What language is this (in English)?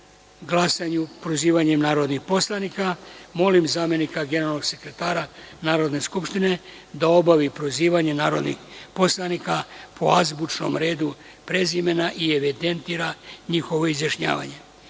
Serbian